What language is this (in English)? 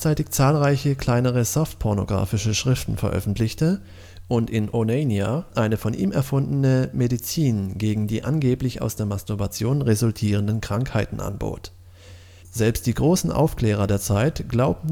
German